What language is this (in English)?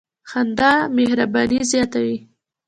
Pashto